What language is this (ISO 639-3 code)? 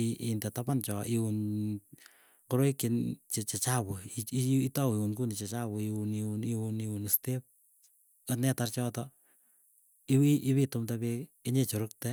eyo